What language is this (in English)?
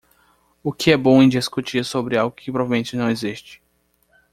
Portuguese